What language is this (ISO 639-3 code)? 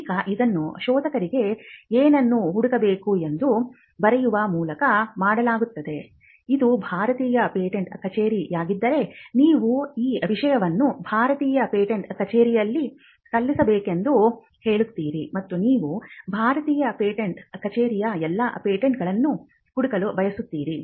kan